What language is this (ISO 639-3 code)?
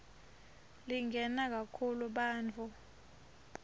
ssw